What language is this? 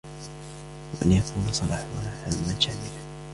Arabic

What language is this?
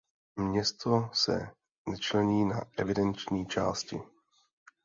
Czech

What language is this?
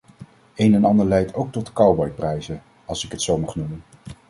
Dutch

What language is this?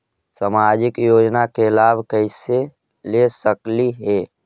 Magahi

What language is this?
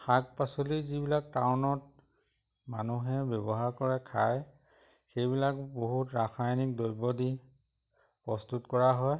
Assamese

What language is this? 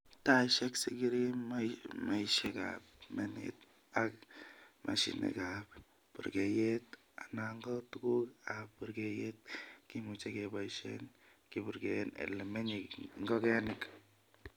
Kalenjin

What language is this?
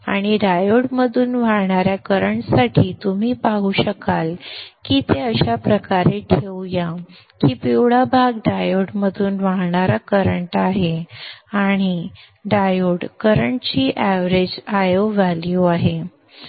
Marathi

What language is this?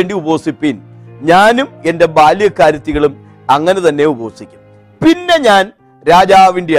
Malayalam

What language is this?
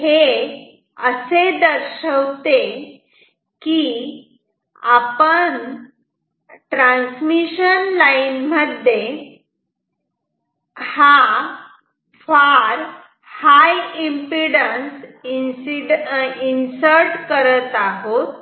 Marathi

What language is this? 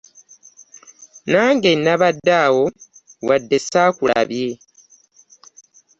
Ganda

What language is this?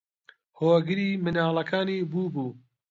Central Kurdish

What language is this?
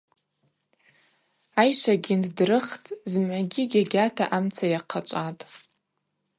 Abaza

